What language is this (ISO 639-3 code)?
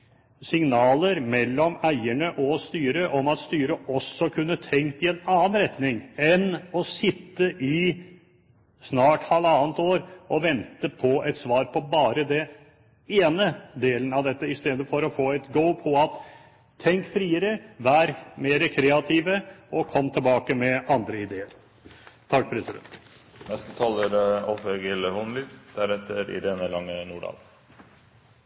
nor